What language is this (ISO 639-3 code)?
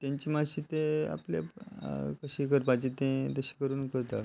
kok